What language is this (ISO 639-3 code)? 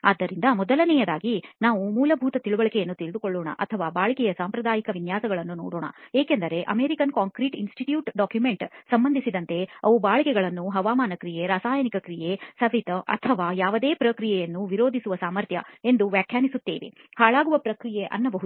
kan